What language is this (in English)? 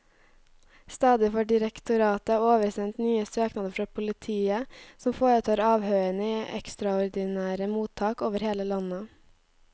Norwegian